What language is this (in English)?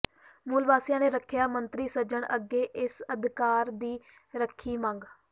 Punjabi